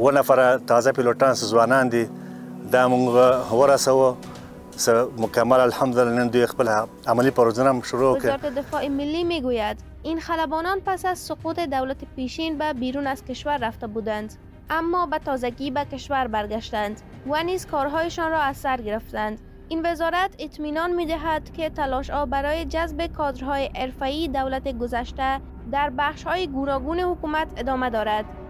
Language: Persian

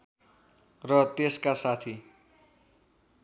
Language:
Nepali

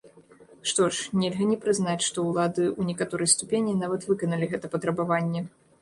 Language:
Belarusian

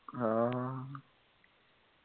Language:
Assamese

